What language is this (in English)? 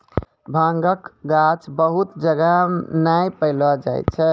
Maithili